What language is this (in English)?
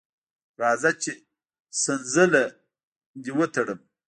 Pashto